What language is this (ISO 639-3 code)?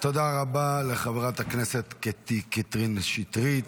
heb